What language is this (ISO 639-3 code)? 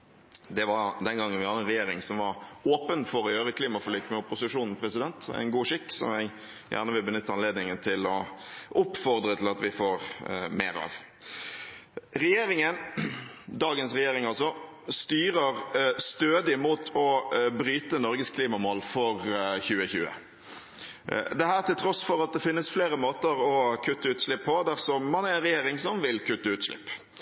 nob